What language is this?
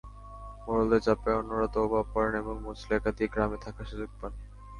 Bangla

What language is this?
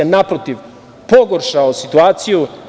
Serbian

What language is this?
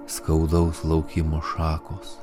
Lithuanian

